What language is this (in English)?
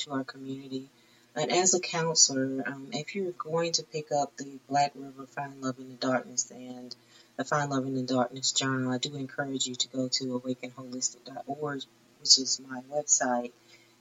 English